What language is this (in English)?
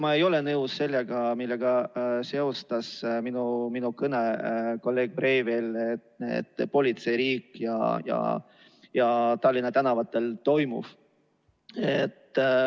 Estonian